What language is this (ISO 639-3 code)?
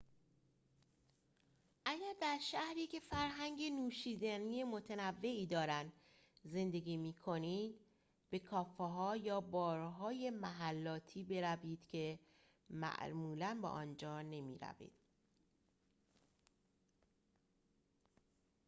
fas